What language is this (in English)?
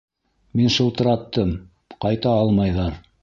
Bashkir